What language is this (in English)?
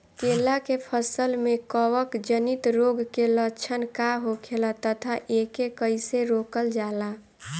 Bhojpuri